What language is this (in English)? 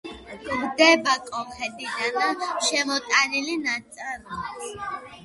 Georgian